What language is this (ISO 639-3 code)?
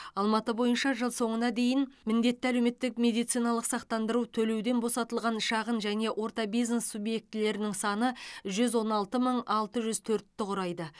kaz